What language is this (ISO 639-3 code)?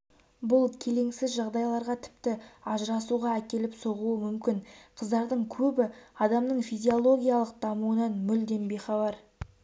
kaz